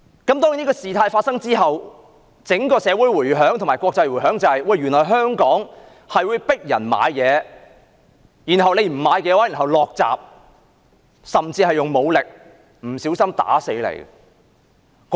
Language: Cantonese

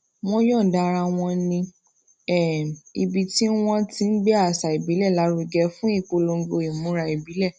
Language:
Yoruba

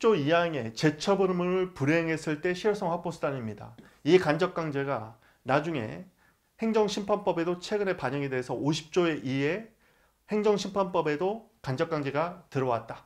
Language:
Korean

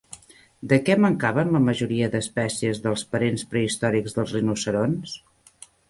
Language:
Catalan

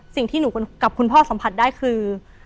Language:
Thai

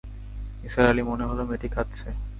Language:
Bangla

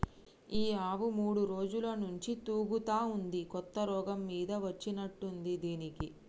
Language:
Telugu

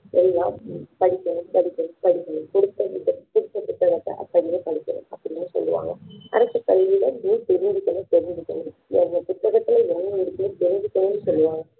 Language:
Tamil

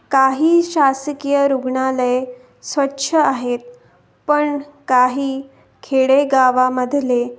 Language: Marathi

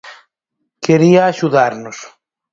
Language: Galician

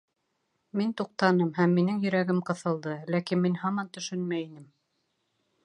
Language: Bashkir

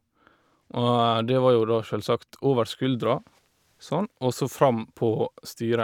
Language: Norwegian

